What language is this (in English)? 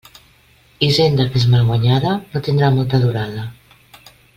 Catalan